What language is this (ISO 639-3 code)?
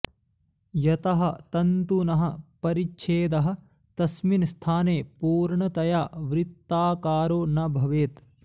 san